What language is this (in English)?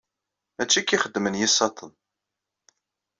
Kabyle